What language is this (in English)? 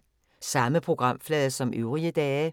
Danish